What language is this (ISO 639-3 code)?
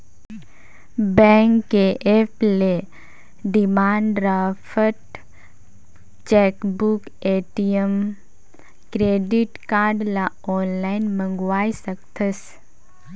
hne